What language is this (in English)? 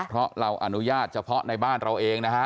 Thai